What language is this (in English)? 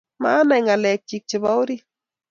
Kalenjin